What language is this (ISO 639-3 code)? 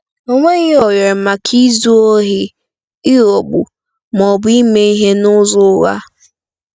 ibo